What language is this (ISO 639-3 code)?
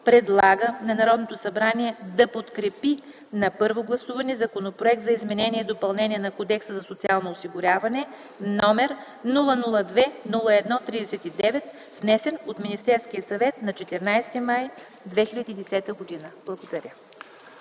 bul